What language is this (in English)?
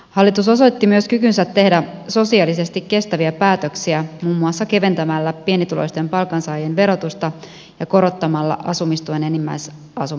Finnish